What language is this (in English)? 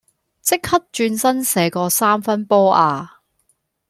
Cantonese